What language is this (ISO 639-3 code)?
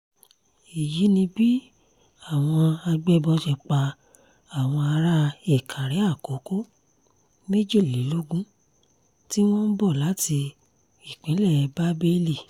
yor